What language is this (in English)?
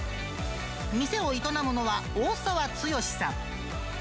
Japanese